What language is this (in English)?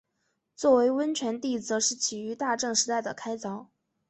Chinese